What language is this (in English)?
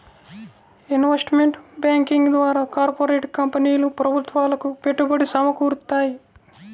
Telugu